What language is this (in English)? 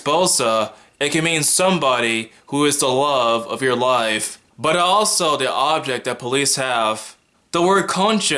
English